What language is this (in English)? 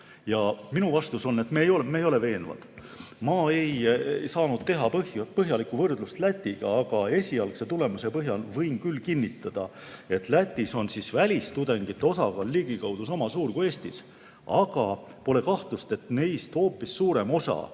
Estonian